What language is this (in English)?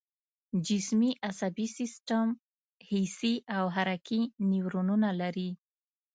Pashto